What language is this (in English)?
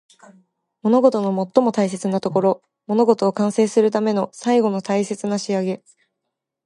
Japanese